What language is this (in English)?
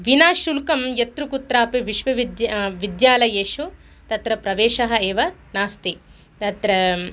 Sanskrit